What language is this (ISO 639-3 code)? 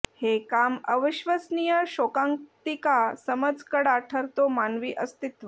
mar